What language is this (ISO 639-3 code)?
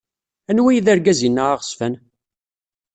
kab